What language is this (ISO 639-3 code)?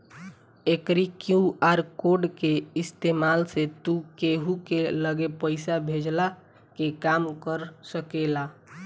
bho